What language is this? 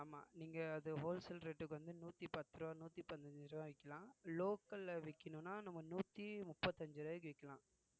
Tamil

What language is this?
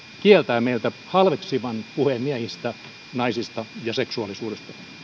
Finnish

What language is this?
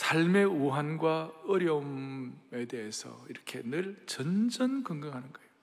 Korean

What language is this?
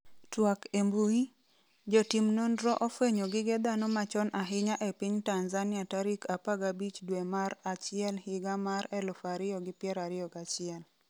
Luo (Kenya and Tanzania)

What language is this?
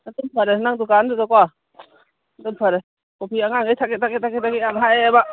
Manipuri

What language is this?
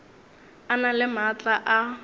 Northern Sotho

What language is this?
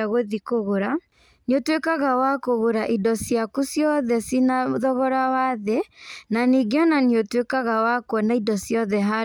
Kikuyu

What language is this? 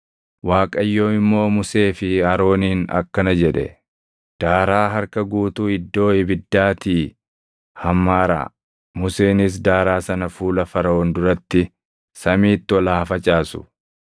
Oromo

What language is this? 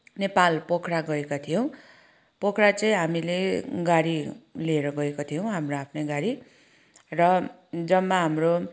Nepali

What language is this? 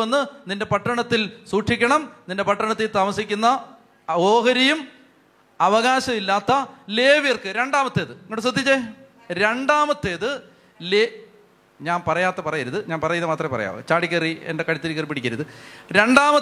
Malayalam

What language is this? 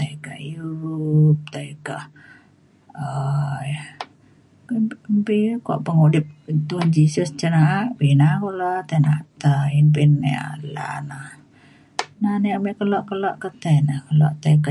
Mainstream Kenyah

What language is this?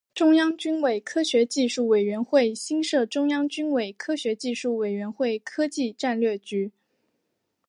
Chinese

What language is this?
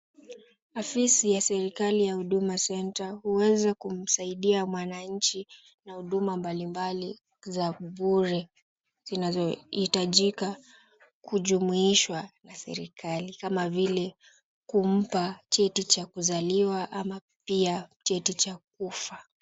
Swahili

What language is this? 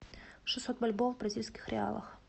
Russian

